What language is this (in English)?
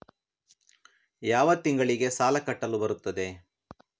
Kannada